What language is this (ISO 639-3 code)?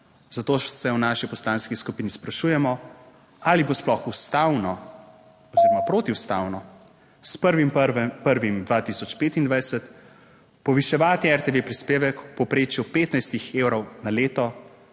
slv